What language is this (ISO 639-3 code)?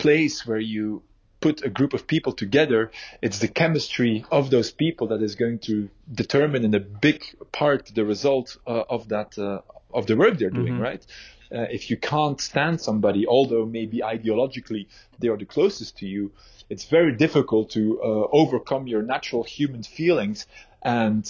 eng